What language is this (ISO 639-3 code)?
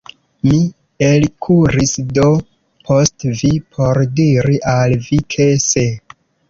epo